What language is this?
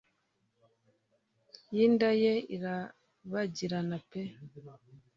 Kinyarwanda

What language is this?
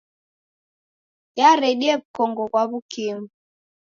Taita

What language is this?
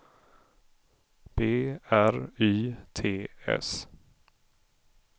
Swedish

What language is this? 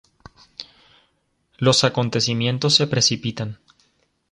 Spanish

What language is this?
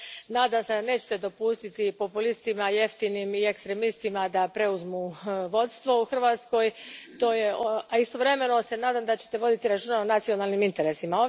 Croatian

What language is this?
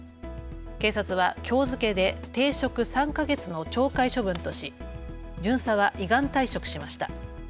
Japanese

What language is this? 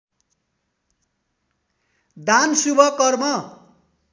Nepali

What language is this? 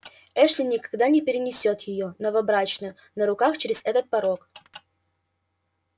Russian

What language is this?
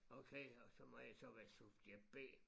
Danish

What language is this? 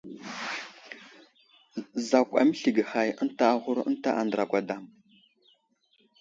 Wuzlam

